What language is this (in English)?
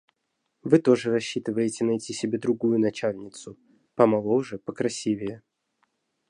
Russian